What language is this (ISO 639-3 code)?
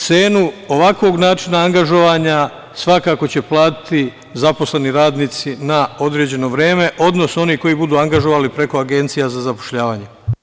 srp